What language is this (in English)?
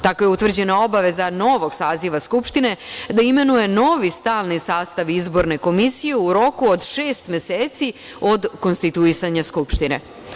Serbian